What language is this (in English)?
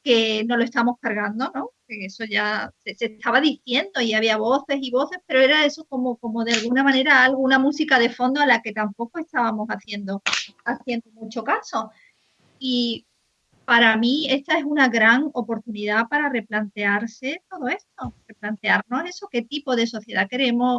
Spanish